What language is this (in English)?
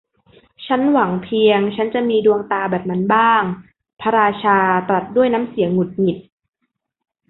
Thai